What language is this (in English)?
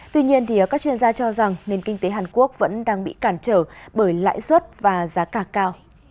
Vietnamese